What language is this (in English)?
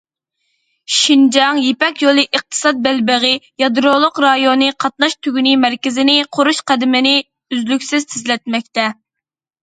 Uyghur